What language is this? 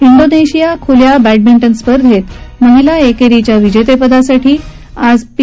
Marathi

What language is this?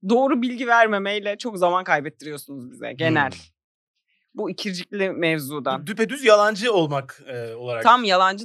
Turkish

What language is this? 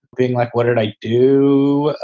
English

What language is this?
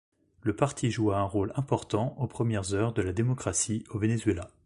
French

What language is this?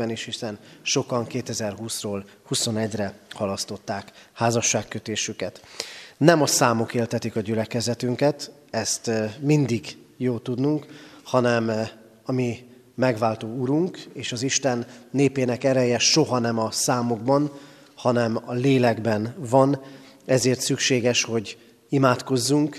Hungarian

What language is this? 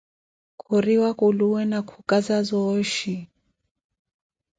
Koti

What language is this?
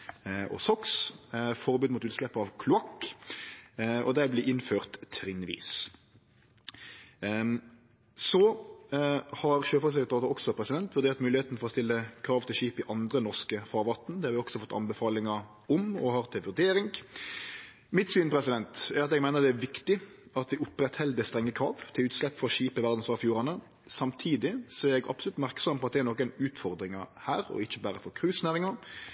Norwegian Nynorsk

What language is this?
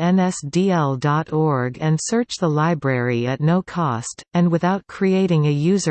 English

